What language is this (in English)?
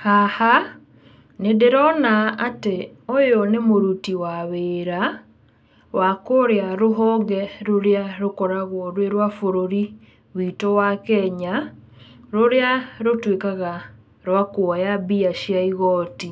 Kikuyu